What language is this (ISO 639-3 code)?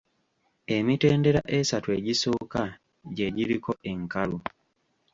lug